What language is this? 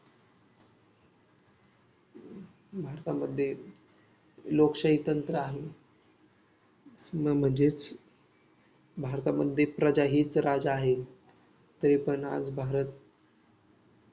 Marathi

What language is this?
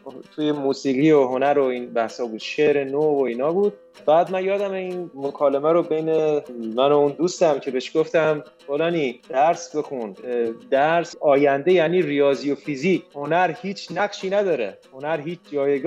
Persian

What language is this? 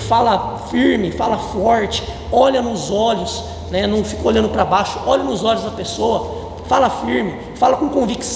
Portuguese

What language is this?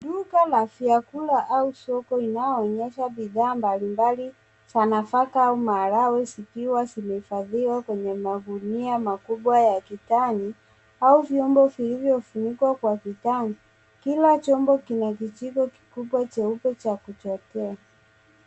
Swahili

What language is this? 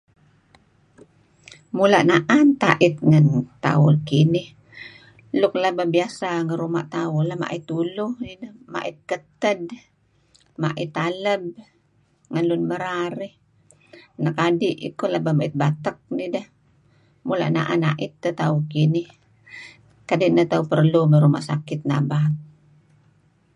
Kelabit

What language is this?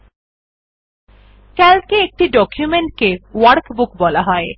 Bangla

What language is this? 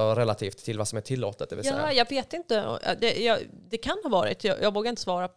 Swedish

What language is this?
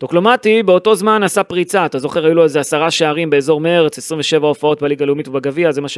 Hebrew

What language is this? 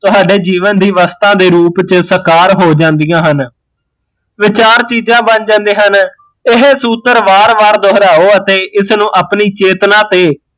Punjabi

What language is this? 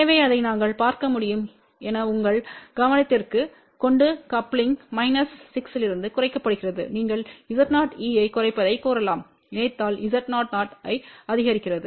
Tamil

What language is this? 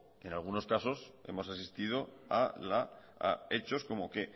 Spanish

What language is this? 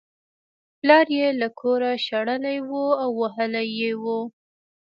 Pashto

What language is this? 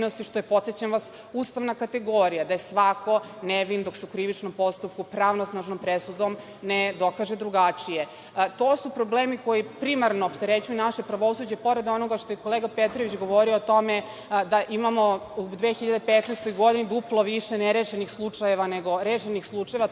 Serbian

